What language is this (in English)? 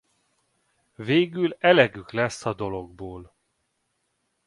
Hungarian